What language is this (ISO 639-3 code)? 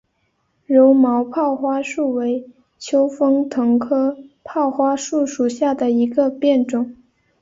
zho